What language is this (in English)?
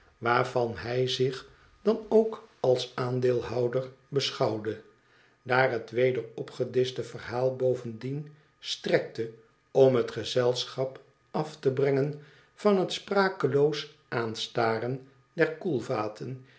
Dutch